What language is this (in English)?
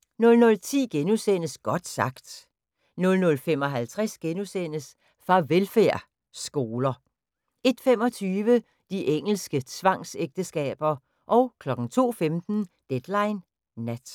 Danish